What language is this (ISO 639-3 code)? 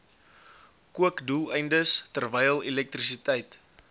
afr